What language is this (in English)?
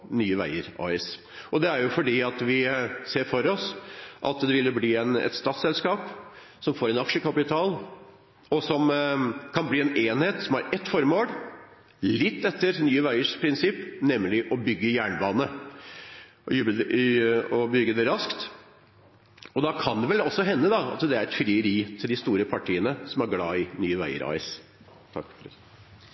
Norwegian Bokmål